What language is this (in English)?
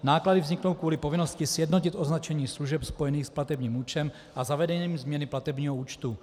Czech